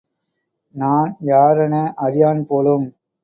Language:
Tamil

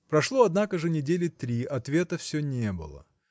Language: Russian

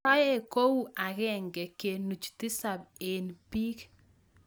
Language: Kalenjin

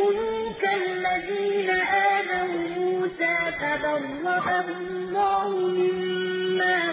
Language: Arabic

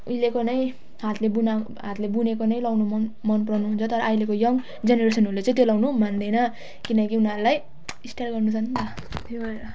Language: Nepali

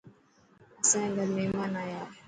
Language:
Dhatki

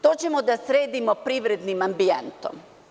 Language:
Serbian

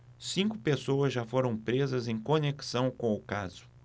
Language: Portuguese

